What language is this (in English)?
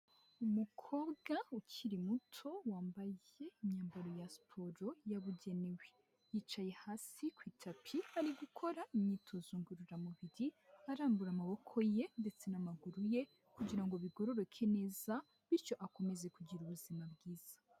Kinyarwanda